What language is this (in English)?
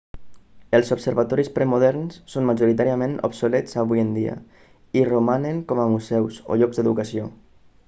Catalan